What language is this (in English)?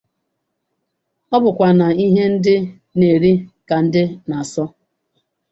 Igbo